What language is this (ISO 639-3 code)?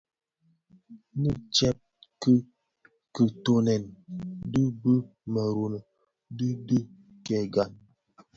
ksf